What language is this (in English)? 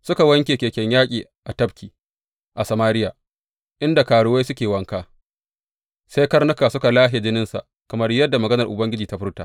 Hausa